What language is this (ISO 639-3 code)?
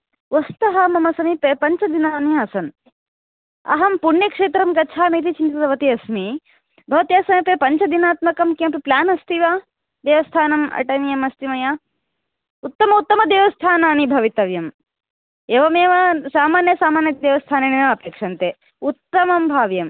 san